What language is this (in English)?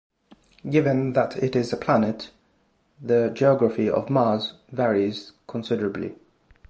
English